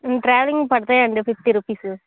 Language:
Telugu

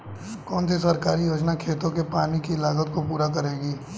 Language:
Hindi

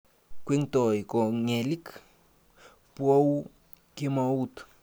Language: Kalenjin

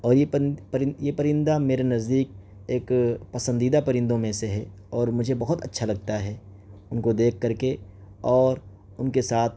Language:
Urdu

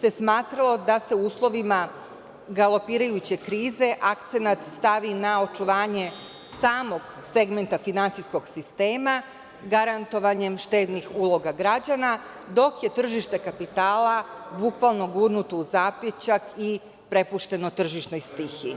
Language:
Serbian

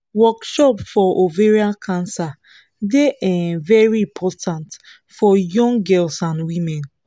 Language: Nigerian Pidgin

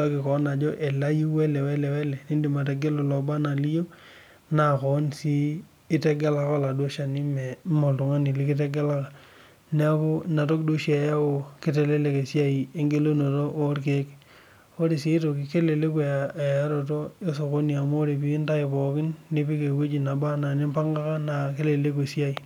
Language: Masai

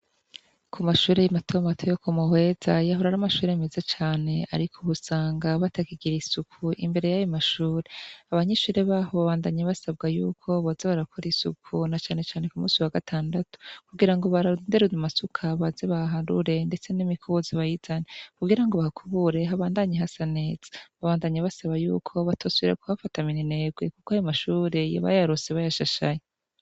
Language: Rundi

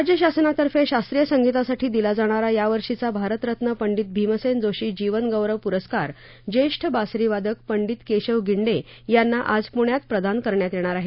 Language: Marathi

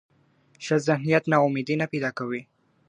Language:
Pashto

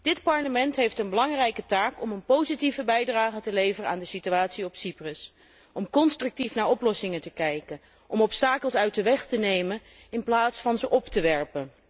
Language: Dutch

